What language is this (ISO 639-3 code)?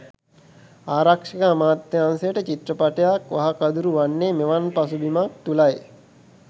sin